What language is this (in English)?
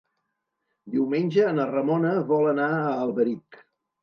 Catalan